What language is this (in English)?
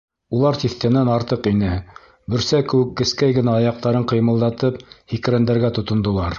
Bashkir